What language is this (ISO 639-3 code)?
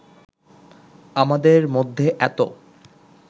ben